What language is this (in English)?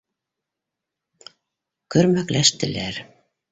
Bashkir